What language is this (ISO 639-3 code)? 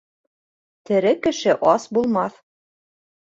bak